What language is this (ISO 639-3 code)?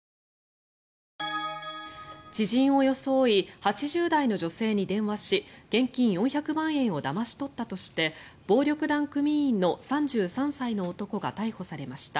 jpn